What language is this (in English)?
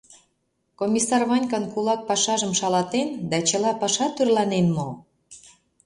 Mari